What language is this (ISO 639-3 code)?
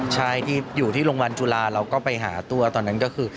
tha